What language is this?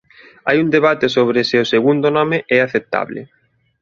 Galician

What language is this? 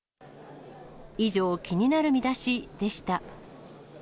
Japanese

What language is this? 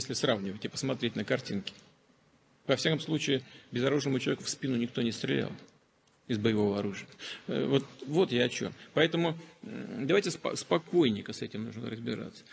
Russian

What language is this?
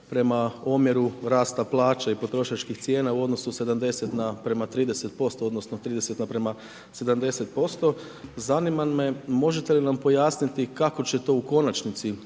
Croatian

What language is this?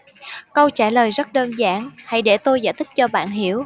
Vietnamese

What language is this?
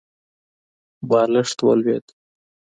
Pashto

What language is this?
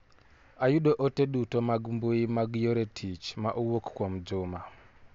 Luo (Kenya and Tanzania)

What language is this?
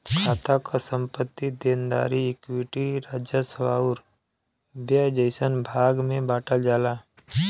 Bhojpuri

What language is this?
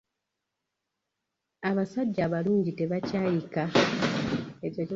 Ganda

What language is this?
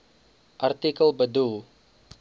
Afrikaans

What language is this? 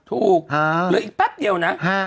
Thai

